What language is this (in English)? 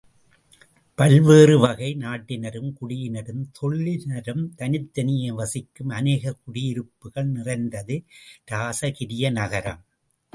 Tamil